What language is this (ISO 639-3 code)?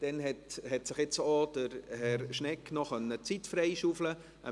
gsw